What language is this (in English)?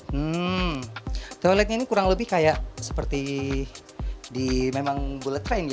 Indonesian